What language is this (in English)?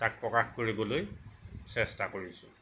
Assamese